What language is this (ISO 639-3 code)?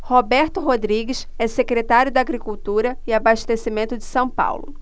por